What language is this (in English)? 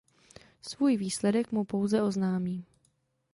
Czech